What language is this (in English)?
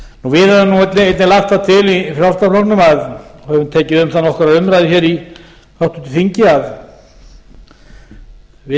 Icelandic